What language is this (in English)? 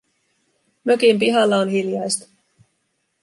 Finnish